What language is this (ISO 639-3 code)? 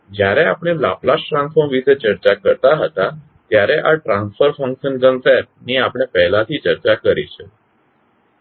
guj